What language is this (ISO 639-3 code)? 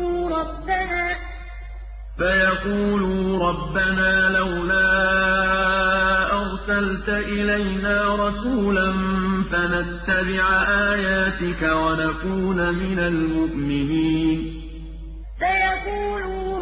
ara